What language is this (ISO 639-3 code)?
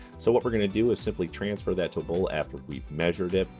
eng